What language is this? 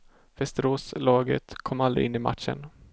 Swedish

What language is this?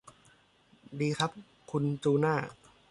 Thai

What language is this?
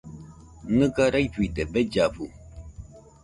Nüpode Huitoto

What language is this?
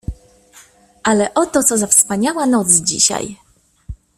Polish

